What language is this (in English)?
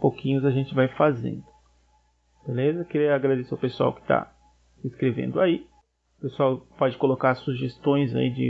Portuguese